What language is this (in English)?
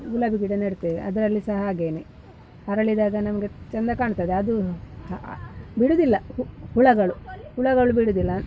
Kannada